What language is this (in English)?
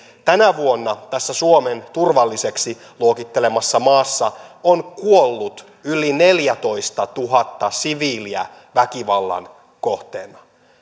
Finnish